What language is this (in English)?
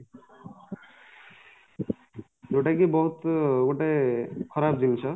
Odia